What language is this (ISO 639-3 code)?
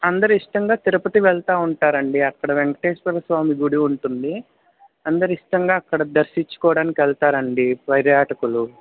tel